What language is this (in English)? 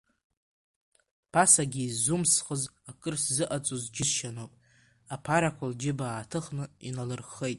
Abkhazian